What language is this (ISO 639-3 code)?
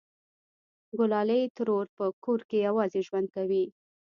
pus